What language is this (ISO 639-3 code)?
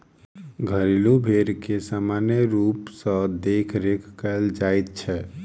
mai